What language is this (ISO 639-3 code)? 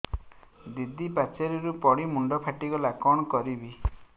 ori